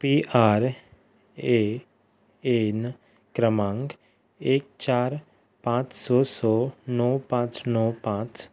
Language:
Konkani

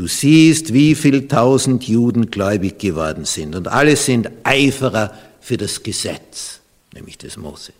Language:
German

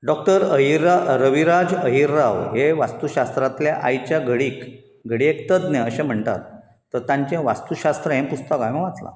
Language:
Konkani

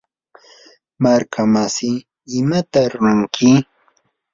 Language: Yanahuanca Pasco Quechua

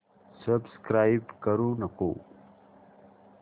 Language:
Marathi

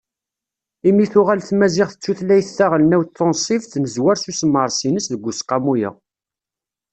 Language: Kabyle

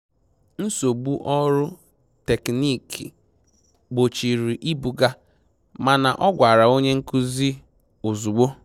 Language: Igbo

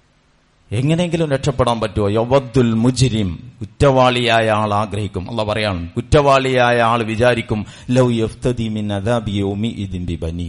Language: Malayalam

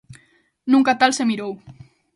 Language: Galician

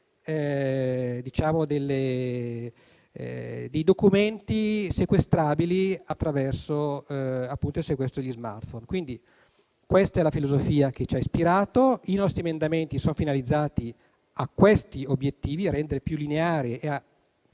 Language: Italian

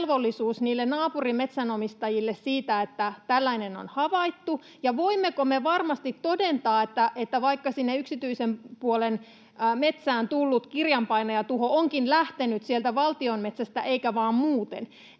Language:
Finnish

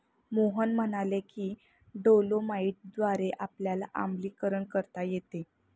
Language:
Marathi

